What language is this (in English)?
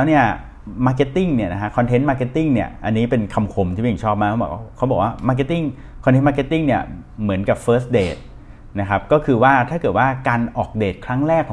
Thai